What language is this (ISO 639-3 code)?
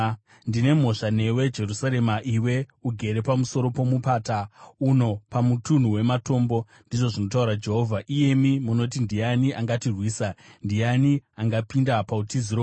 sna